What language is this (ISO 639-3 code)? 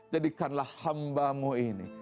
ind